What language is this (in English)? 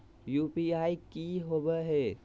Magahi